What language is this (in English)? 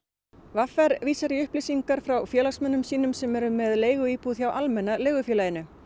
Icelandic